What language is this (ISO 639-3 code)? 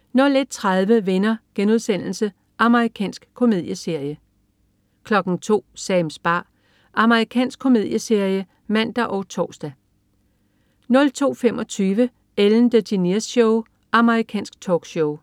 dan